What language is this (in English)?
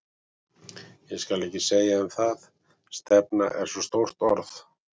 Icelandic